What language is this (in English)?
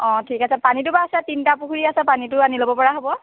Assamese